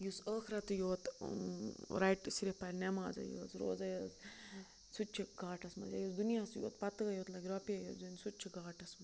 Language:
Kashmiri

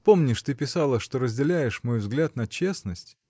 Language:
Russian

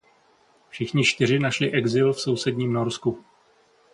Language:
Czech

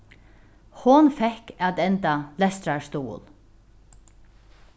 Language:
Faroese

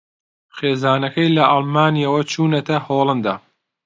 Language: Central Kurdish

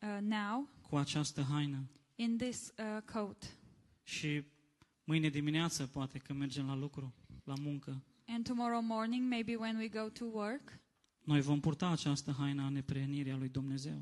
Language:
Romanian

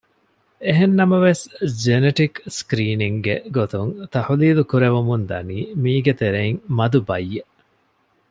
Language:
Divehi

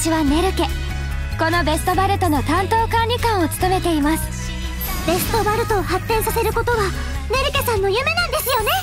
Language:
Japanese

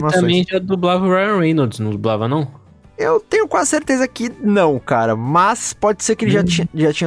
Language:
Portuguese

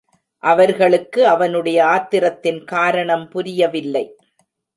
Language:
Tamil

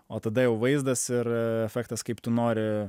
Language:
Lithuanian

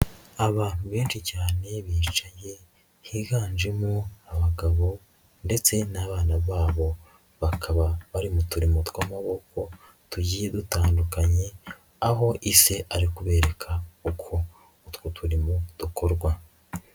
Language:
Kinyarwanda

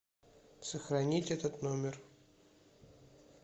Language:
Russian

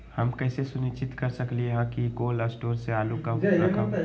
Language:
Magahi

